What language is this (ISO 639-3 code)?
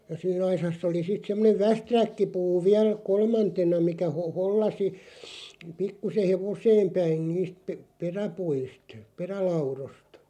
fin